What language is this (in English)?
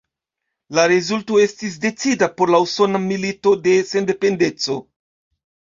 Esperanto